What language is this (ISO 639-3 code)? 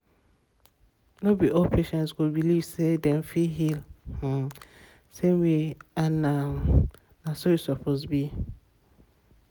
pcm